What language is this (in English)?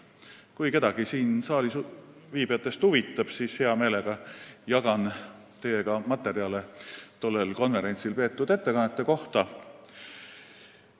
Estonian